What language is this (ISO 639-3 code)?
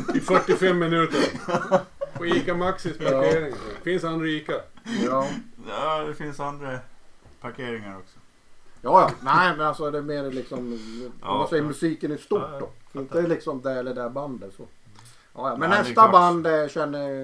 swe